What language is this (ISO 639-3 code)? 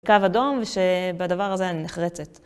heb